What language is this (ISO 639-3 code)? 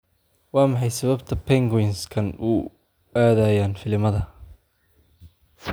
som